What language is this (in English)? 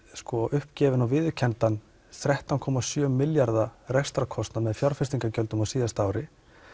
Icelandic